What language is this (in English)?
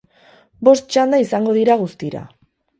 Basque